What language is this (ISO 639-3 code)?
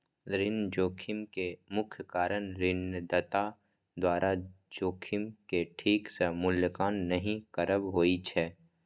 mai